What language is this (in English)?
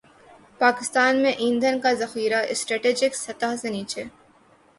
Urdu